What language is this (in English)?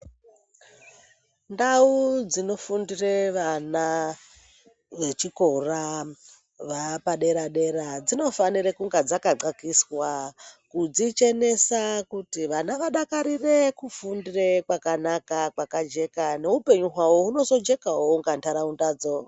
Ndau